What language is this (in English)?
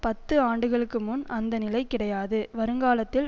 Tamil